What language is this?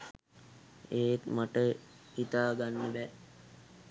Sinhala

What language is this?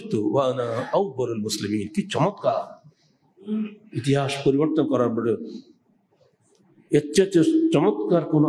Turkish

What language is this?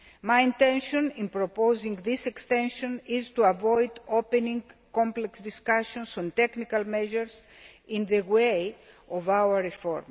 English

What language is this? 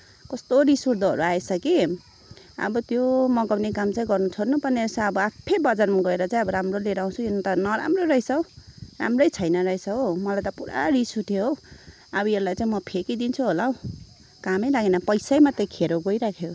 Nepali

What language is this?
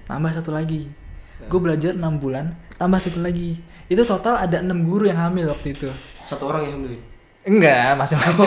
Indonesian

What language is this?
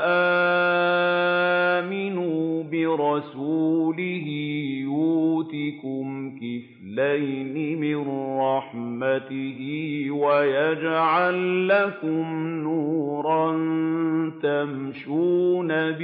Arabic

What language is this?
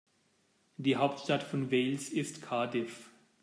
German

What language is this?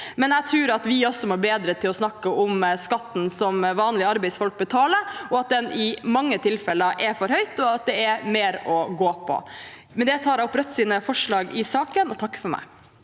Norwegian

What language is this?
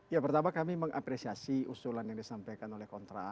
Indonesian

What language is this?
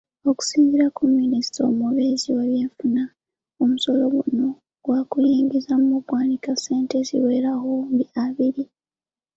Ganda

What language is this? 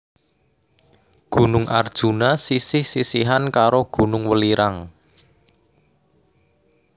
Javanese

